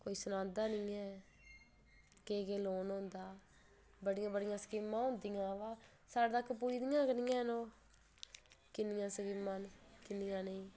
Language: Dogri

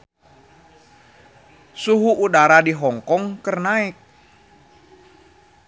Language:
Sundanese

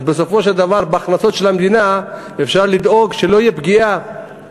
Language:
Hebrew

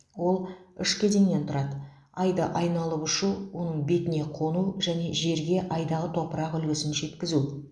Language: Kazakh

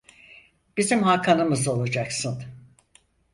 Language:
Turkish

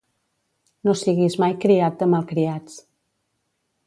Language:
Catalan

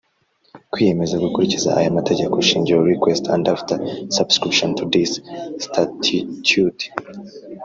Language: Kinyarwanda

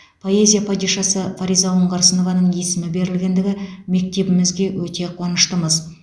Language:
Kazakh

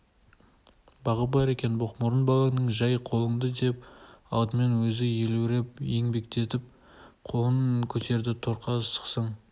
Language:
Kazakh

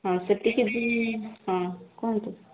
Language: Odia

